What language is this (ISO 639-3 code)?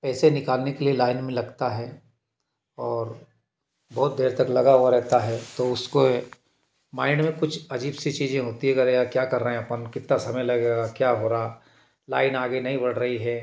hin